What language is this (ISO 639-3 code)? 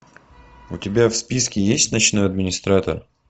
rus